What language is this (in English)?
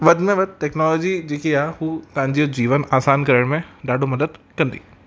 Sindhi